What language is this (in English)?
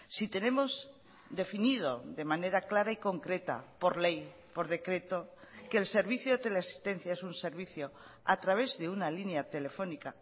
Spanish